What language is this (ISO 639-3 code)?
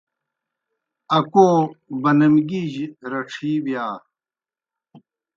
plk